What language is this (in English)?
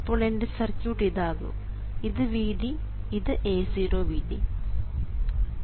Malayalam